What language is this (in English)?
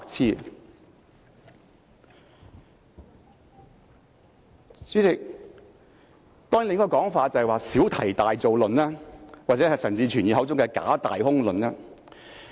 Cantonese